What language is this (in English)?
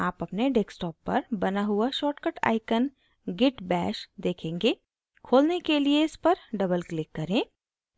Hindi